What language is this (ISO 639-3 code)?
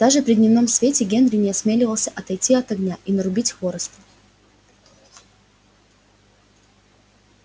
rus